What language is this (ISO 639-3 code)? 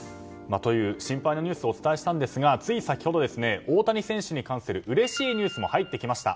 jpn